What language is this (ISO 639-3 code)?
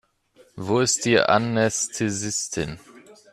deu